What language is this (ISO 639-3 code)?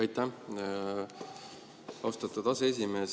est